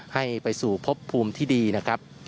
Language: Thai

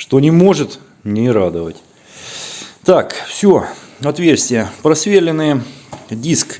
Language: Russian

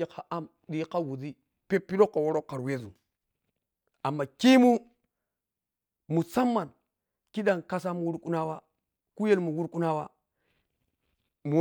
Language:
Piya-Kwonci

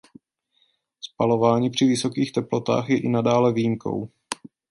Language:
Czech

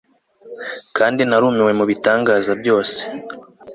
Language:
Kinyarwanda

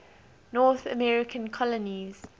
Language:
English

